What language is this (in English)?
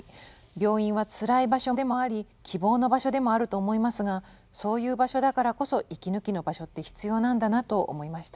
Japanese